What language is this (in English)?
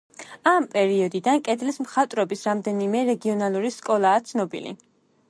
Georgian